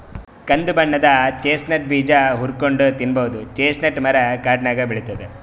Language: Kannada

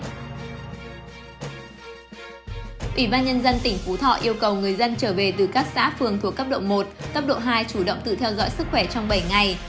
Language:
Vietnamese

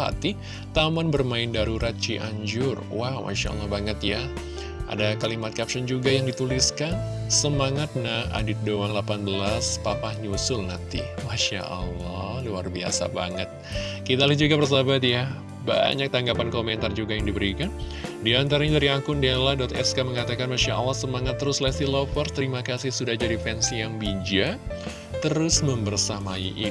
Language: Indonesian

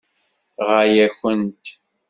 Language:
Kabyle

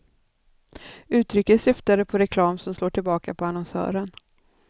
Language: Swedish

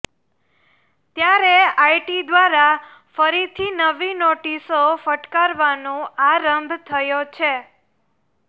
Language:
Gujarati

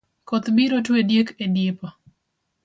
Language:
Luo (Kenya and Tanzania)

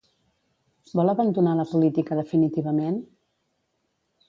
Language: Catalan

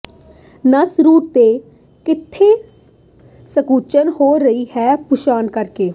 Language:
Punjabi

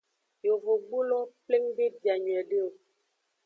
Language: Aja (Benin)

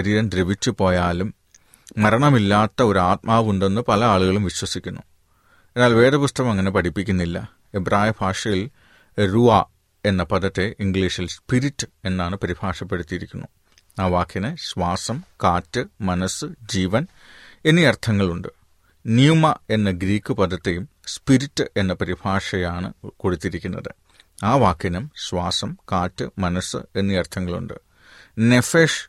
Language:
Malayalam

